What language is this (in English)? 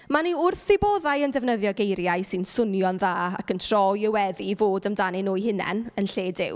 Welsh